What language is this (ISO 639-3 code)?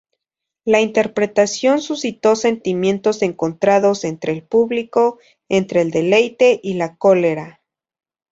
spa